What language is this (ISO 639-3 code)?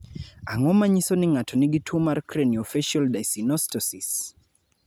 luo